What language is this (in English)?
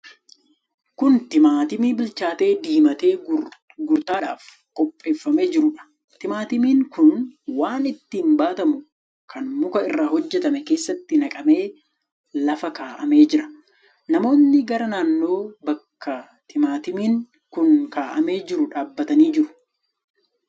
Oromo